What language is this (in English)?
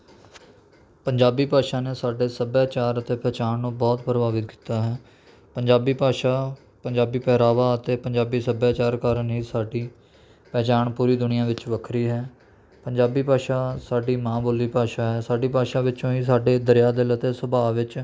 Punjabi